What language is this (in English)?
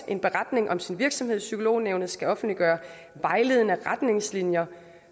Danish